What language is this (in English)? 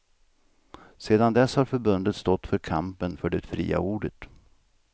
Swedish